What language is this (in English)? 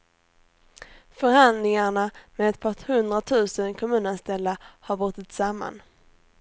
Swedish